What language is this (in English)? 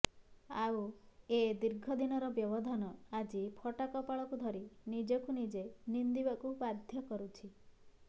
Odia